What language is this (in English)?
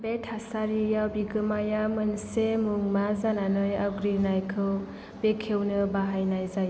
Bodo